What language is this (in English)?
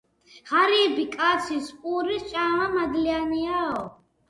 Georgian